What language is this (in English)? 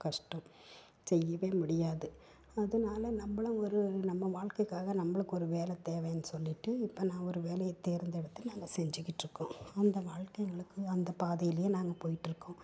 Tamil